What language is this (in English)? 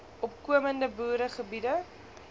Afrikaans